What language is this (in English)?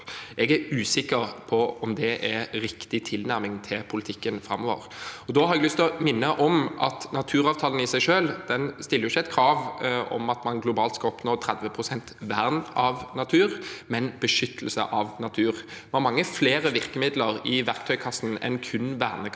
Norwegian